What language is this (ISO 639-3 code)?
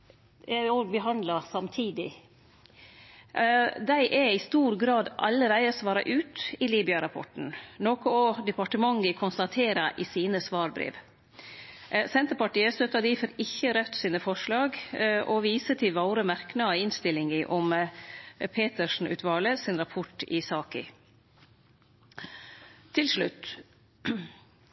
nno